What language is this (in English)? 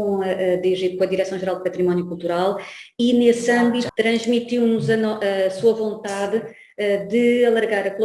Portuguese